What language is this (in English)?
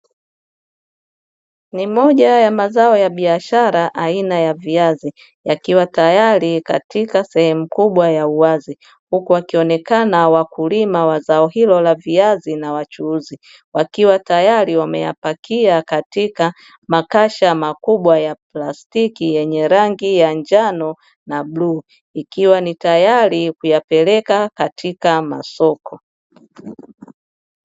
Swahili